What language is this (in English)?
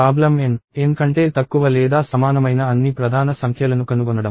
Telugu